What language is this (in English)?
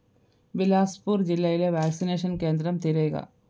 Malayalam